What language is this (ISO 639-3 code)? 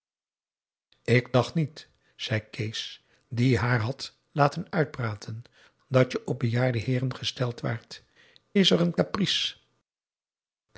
nld